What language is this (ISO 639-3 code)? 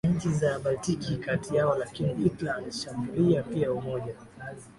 swa